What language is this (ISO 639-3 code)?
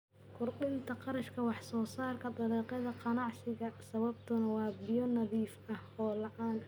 som